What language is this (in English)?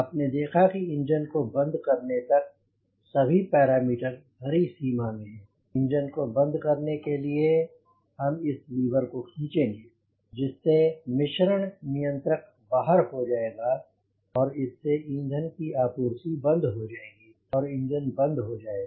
Hindi